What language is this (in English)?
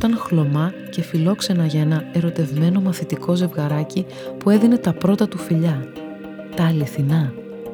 Greek